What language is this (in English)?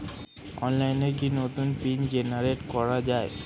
Bangla